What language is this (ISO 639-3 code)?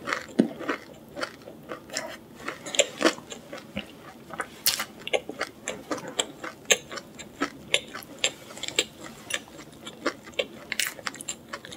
kor